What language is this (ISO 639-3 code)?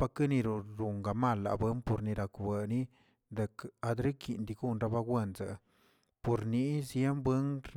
zts